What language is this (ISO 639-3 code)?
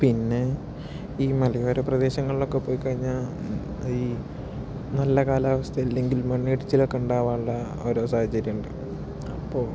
mal